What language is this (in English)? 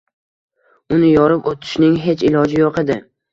Uzbek